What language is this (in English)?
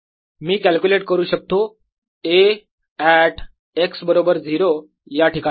Marathi